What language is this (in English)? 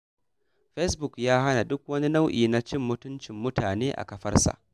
Hausa